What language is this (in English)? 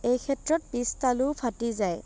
Assamese